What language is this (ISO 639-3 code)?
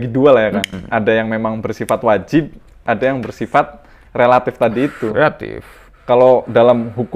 ind